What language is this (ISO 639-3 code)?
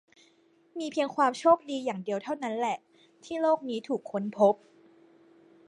tha